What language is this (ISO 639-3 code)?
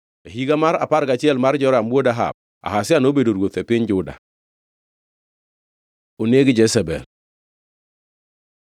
luo